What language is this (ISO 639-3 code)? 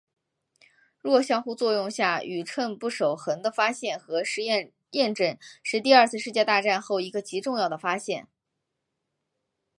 zho